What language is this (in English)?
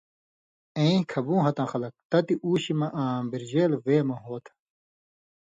Indus Kohistani